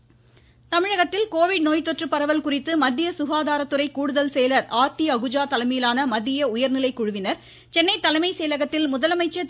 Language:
Tamil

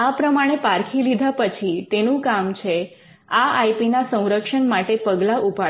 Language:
Gujarati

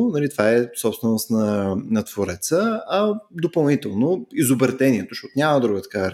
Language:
Bulgarian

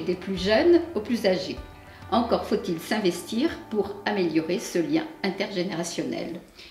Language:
French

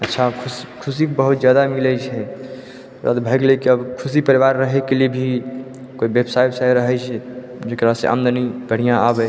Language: Maithili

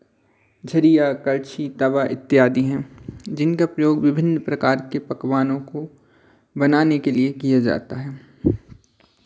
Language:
Hindi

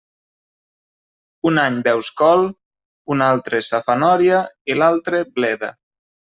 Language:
Catalan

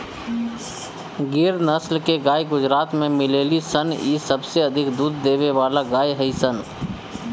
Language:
Bhojpuri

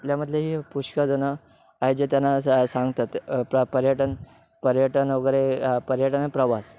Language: Marathi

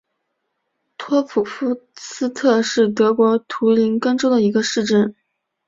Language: Chinese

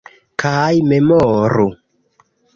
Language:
Esperanto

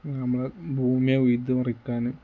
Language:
Malayalam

